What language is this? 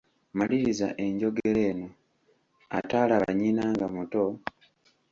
Ganda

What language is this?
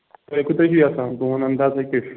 Kashmiri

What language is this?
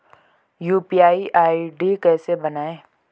Hindi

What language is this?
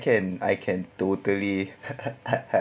English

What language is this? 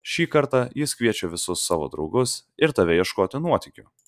Lithuanian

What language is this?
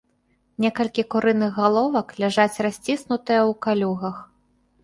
Belarusian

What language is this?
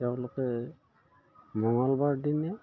Assamese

